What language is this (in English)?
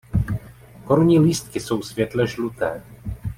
Czech